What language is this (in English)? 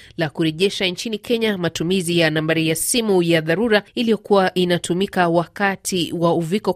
Swahili